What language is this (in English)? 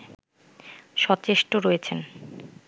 Bangla